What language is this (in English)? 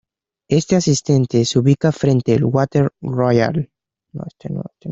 Spanish